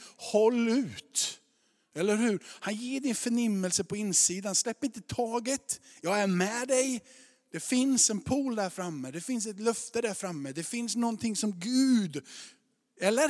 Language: Swedish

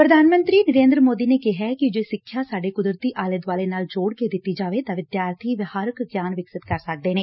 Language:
Punjabi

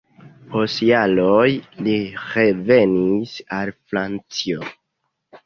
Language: Esperanto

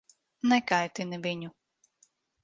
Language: Latvian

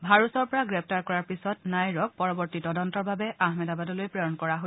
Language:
Assamese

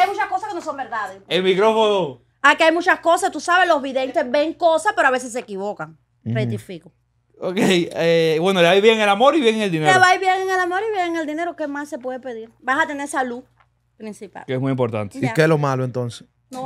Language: Spanish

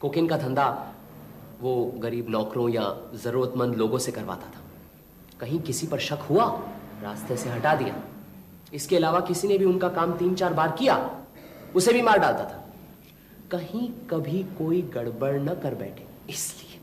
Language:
Hindi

